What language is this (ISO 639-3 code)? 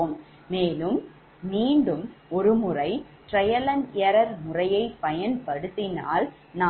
tam